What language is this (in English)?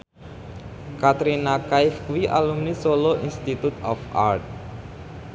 Javanese